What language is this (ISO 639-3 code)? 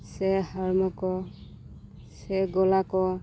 sat